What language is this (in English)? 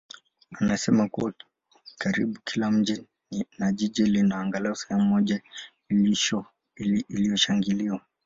Swahili